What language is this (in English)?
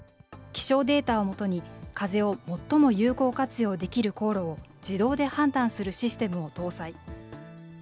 Japanese